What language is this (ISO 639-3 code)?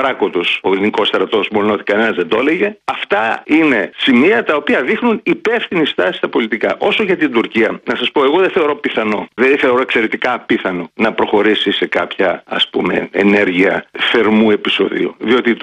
ell